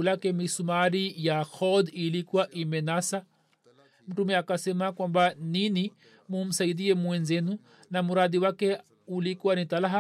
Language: Swahili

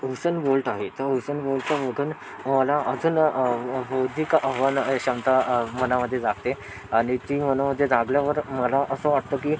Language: Marathi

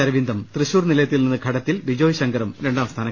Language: Malayalam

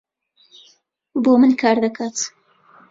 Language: Central Kurdish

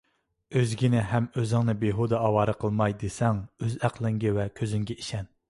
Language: Uyghur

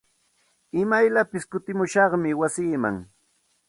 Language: Santa Ana de Tusi Pasco Quechua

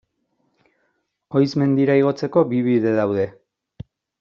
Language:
Basque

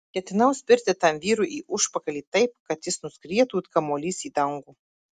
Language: Lithuanian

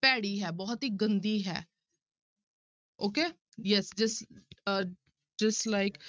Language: Punjabi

